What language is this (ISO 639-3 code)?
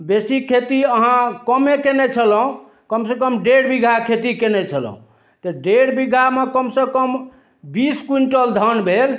mai